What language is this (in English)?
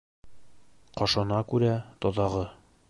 Bashkir